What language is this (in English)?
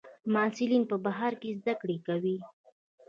Pashto